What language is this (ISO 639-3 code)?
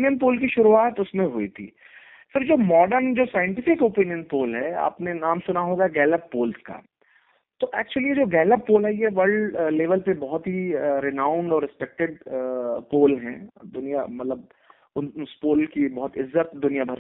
hin